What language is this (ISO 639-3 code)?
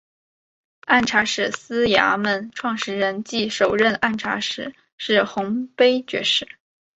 zho